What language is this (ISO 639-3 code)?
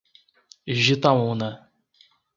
por